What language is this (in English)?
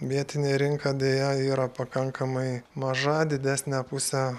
Lithuanian